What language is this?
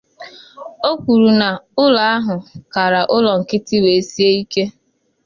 Igbo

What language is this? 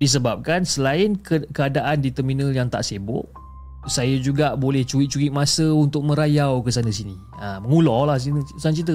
Malay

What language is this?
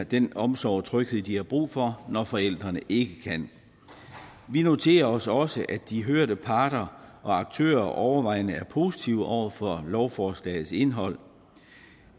Danish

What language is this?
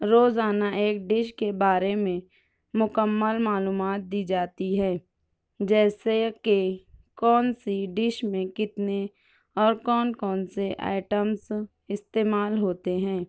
Urdu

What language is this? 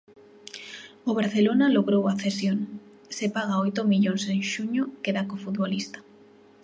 Galician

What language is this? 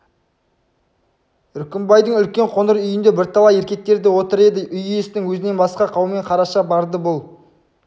Kazakh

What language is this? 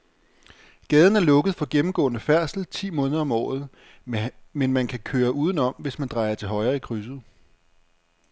Danish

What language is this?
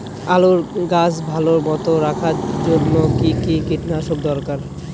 Bangla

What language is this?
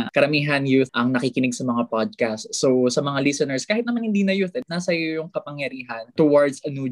Filipino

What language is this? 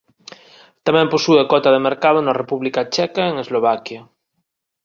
Galician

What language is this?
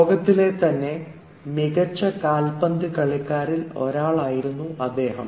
Malayalam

